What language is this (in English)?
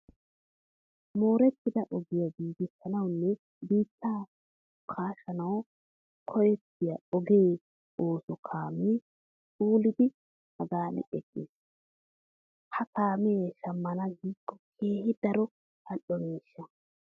Wolaytta